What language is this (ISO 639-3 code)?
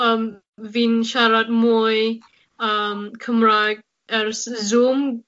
cym